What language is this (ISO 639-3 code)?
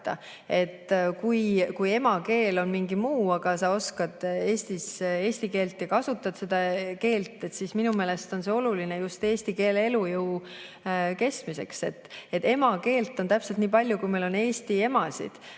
est